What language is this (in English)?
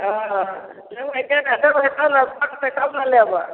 Maithili